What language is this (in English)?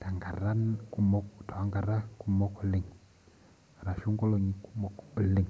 Masai